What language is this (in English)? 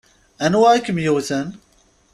Kabyle